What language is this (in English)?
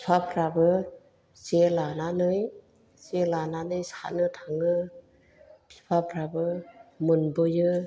Bodo